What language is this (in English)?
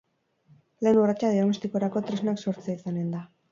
Basque